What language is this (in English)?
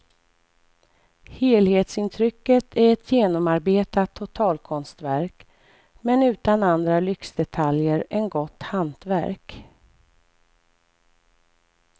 Swedish